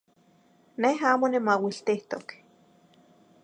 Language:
Zacatlán-Ahuacatlán-Tepetzintla Nahuatl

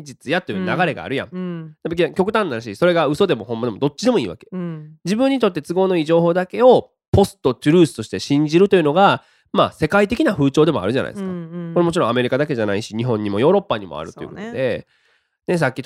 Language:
Japanese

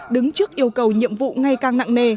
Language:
Vietnamese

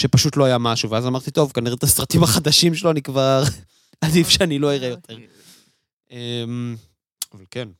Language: Hebrew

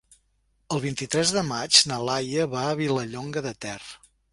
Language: Catalan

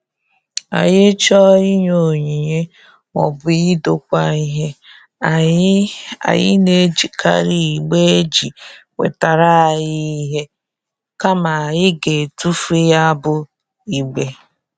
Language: Igbo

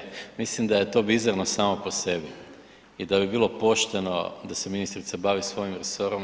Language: Croatian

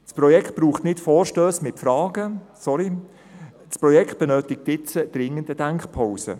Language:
Swiss German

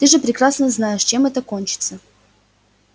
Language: Russian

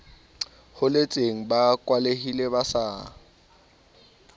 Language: Southern Sotho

